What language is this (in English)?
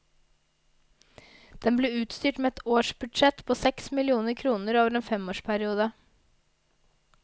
Norwegian